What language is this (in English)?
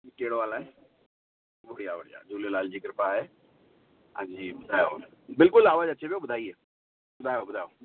Sindhi